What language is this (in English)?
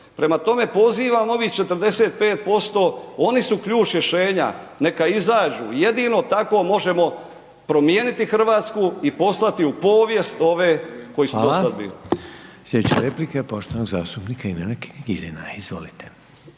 Croatian